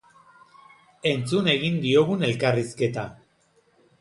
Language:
Basque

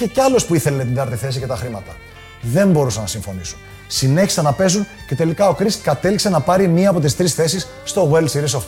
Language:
Greek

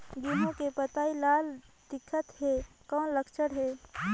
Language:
Chhattisgarhi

